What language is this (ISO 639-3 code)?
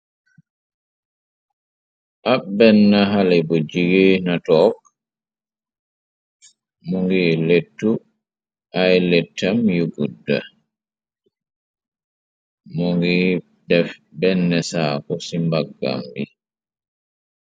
wol